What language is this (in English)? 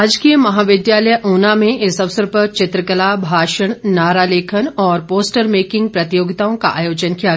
Hindi